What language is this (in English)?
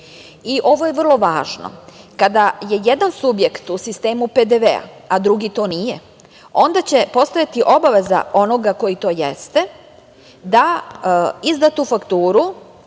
Serbian